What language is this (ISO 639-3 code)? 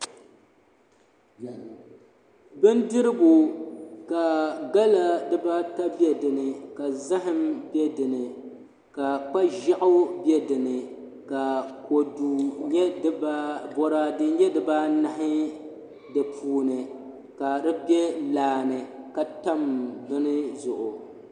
dag